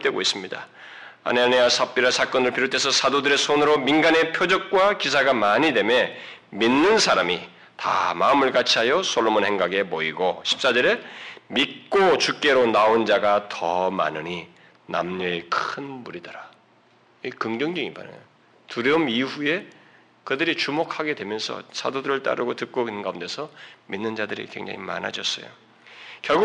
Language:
Korean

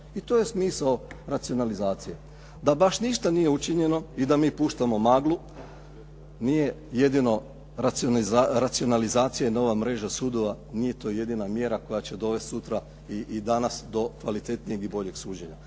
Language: Croatian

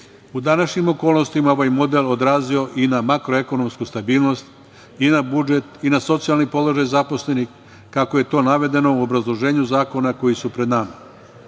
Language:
Serbian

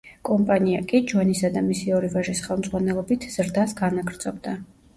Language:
Georgian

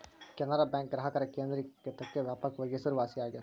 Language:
Kannada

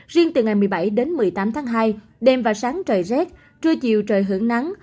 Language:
Vietnamese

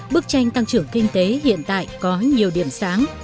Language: Vietnamese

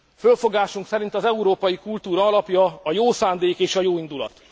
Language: Hungarian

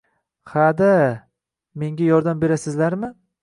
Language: Uzbek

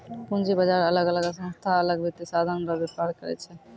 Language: Maithili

